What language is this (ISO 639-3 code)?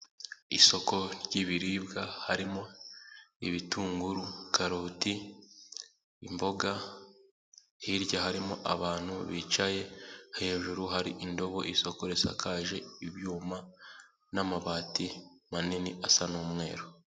kin